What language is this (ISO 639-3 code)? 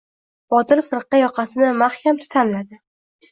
uzb